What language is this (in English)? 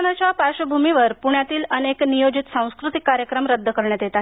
Marathi